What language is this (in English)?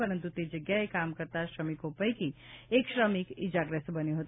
Gujarati